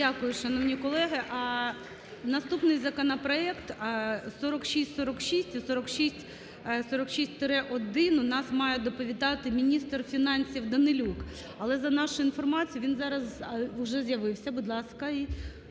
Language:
Ukrainian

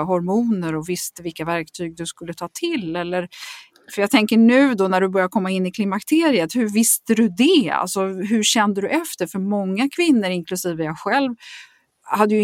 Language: Swedish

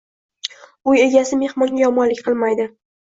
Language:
Uzbek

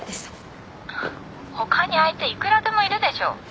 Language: Japanese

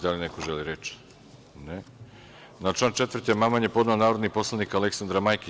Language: Serbian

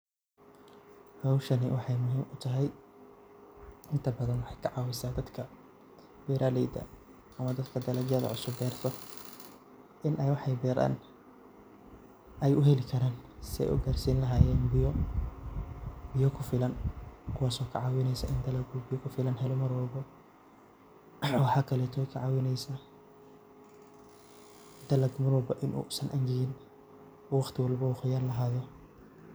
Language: Somali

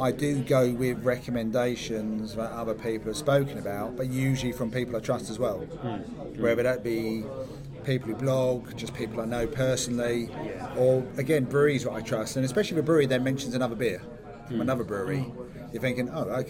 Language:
English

